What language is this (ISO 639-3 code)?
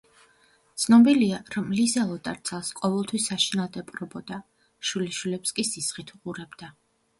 kat